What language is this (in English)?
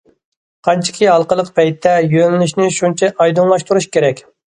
Uyghur